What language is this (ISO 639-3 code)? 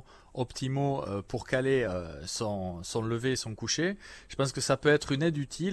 fra